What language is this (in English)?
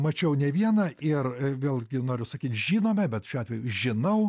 Lithuanian